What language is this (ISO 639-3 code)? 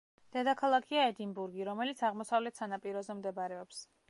kat